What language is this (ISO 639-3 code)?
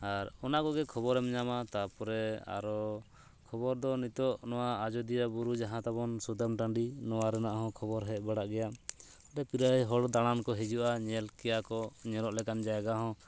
sat